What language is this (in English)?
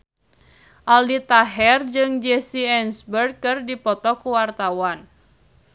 Sundanese